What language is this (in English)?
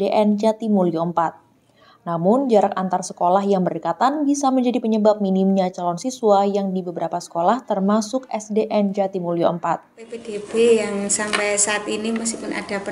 Indonesian